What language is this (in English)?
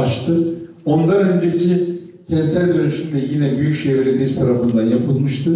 Turkish